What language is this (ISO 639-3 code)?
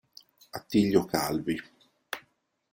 ita